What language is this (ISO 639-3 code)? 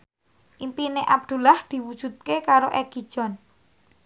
jav